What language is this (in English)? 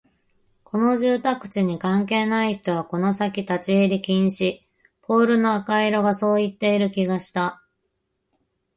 Japanese